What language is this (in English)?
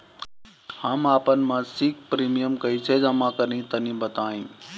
Bhojpuri